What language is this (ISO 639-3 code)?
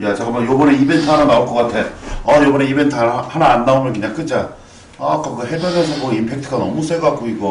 kor